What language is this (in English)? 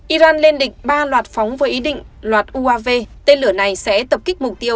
Vietnamese